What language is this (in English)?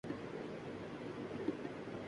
Urdu